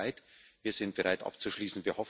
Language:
German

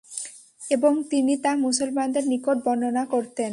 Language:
Bangla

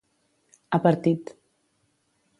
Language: Catalan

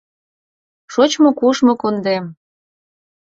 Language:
Mari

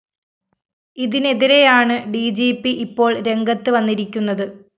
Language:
Malayalam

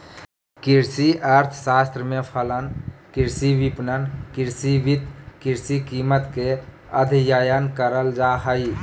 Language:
Magahi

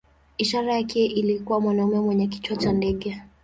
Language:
Swahili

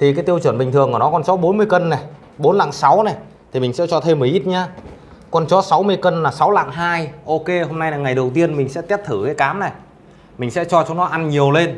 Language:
Vietnamese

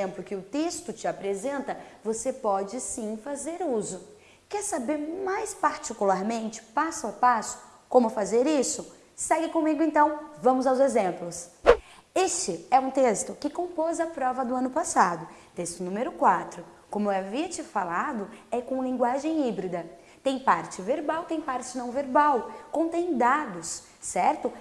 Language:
Portuguese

